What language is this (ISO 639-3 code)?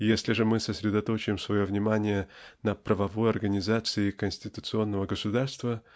rus